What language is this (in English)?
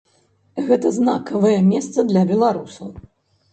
Belarusian